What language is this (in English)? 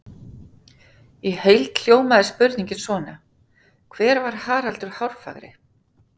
Icelandic